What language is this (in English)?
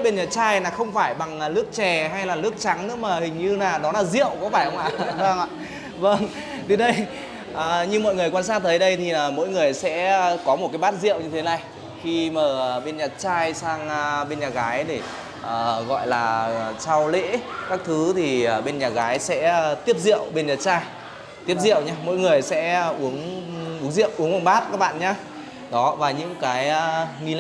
Vietnamese